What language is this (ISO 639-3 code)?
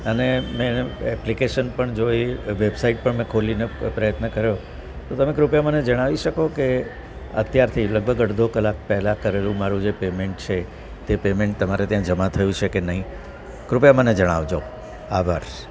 guj